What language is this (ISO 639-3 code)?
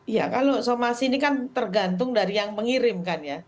ind